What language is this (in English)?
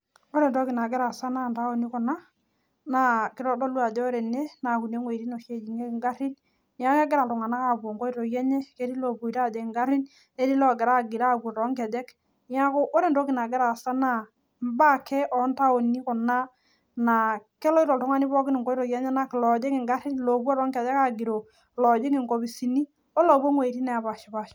Masai